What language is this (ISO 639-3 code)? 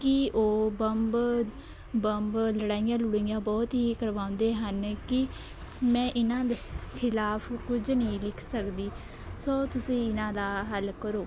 pan